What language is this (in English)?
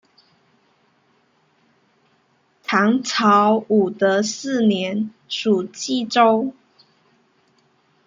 Chinese